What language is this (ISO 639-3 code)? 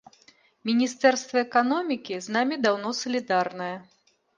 bel